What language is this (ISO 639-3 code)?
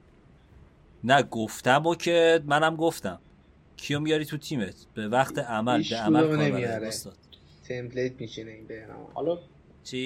fas